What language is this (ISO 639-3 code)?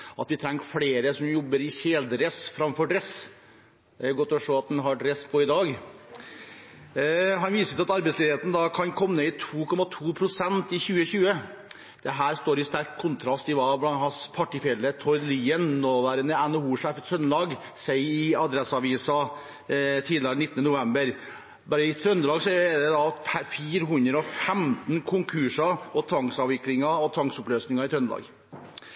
nob